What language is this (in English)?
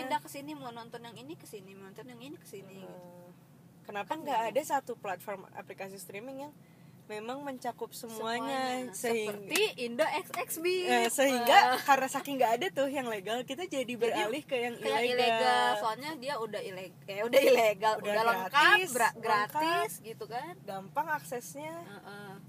Indonesian